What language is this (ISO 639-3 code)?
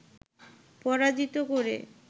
ben